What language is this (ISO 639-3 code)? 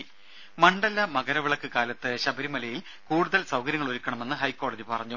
mal